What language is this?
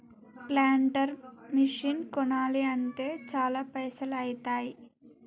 Telugu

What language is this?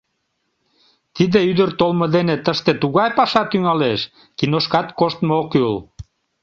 Mari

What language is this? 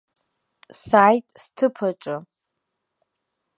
Abkhazian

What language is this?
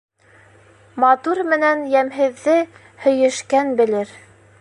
Bashkir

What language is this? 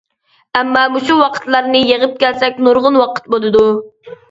Uyghur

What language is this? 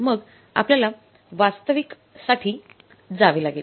Marathi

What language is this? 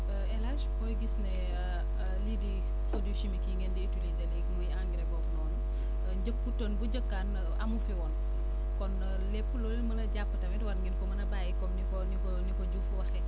Wolof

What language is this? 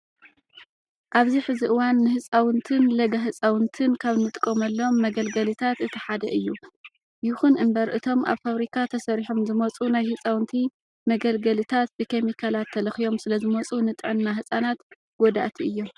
Tigrinya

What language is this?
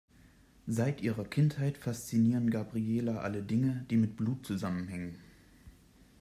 German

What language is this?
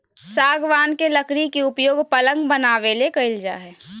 Magahi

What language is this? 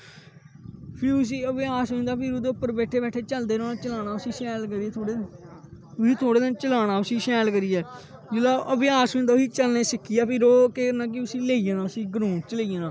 Dogri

